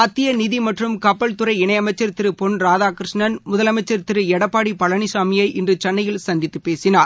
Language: Tamil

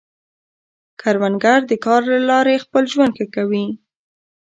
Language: Pashto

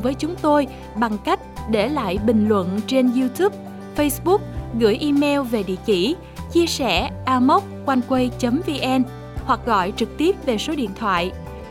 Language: Vietnamese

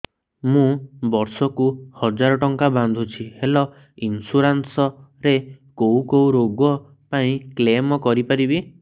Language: Odia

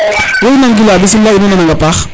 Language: Serer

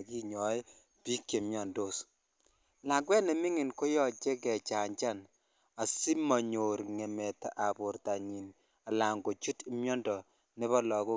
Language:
Kalenjin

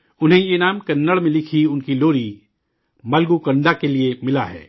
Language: Urdu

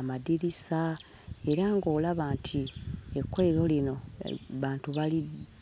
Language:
Ganda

